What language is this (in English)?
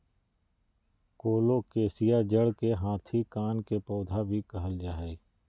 Magahi